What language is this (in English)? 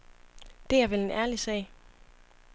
Danish